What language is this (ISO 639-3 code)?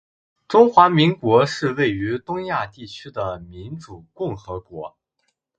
zho